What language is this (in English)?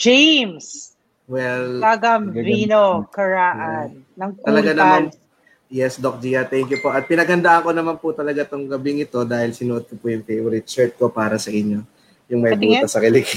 Filipino